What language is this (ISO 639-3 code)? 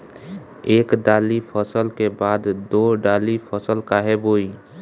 bho